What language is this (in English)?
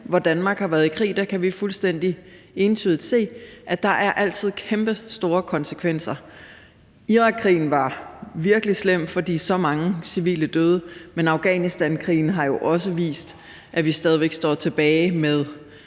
Danish